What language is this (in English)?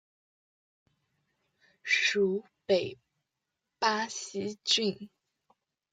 Chinese